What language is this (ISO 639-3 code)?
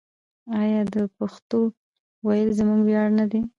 pus